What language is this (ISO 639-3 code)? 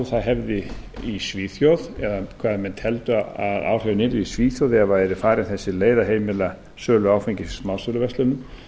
isl